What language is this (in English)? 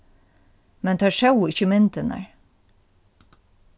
Faroese